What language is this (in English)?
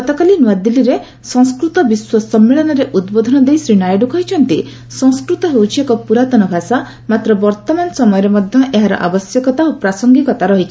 Odia